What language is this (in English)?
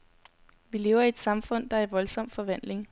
Danish